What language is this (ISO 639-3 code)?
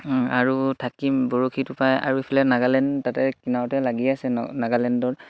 asm